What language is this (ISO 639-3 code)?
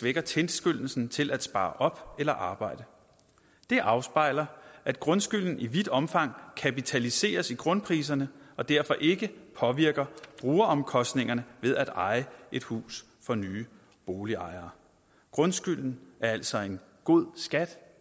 dan